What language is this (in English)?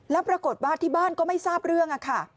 Thai